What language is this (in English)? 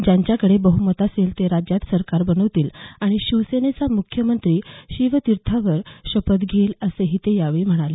Marathi